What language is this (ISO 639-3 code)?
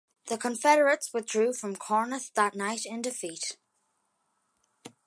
eng